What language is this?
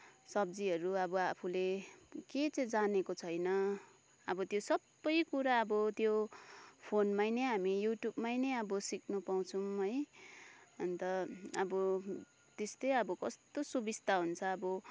Nepali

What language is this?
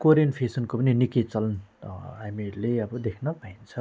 Nepali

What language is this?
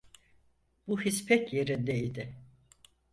Turkish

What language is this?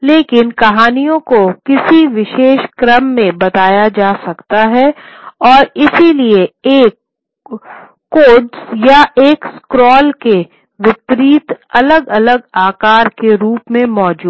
Hindi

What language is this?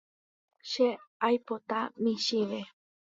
Guarani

